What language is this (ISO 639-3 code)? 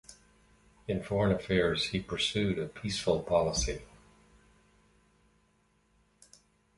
eng